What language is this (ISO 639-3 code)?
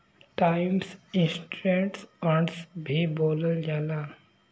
bho